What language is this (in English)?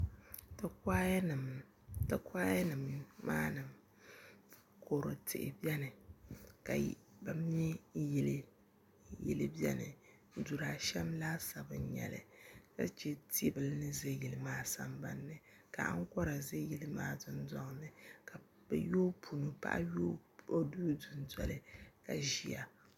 Dagbani